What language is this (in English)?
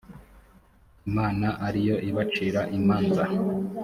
Kinyarwanda